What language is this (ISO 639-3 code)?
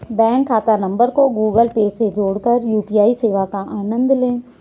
hin